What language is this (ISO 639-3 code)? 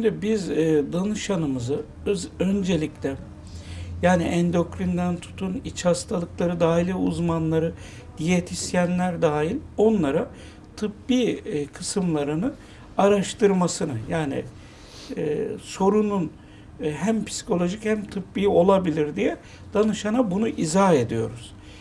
tur